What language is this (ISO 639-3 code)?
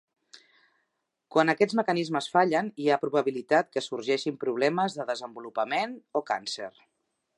cat